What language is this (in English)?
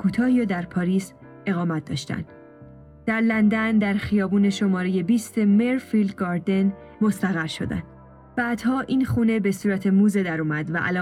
Persian